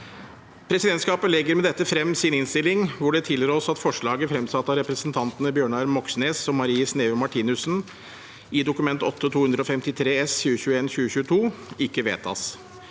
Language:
Norwegian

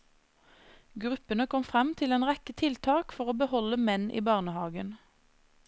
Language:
Norwegian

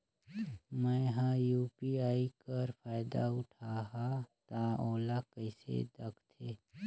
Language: Chhattisgarhi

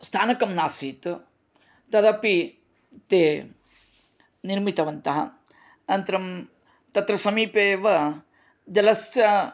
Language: Sanskrit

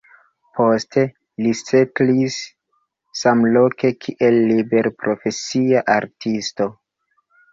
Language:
Esperanto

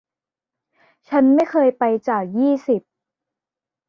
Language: Thai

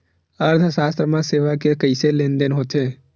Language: Chhattisgarhi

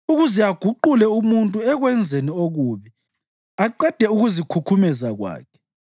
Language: North Ndebele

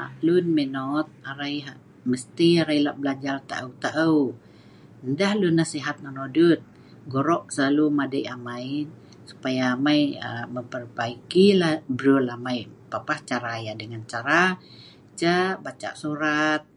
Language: Sa'ban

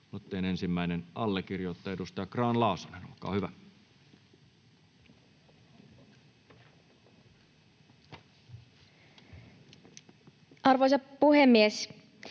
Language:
Finnish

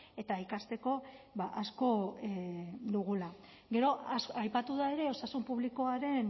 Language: Basque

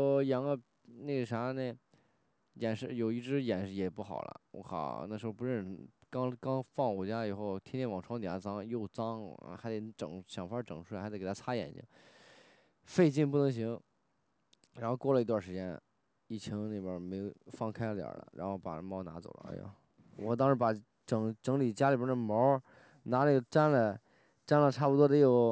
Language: Chinese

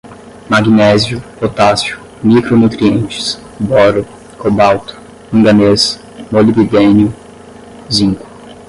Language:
Portuguese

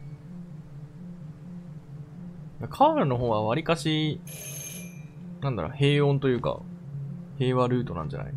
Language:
Japanese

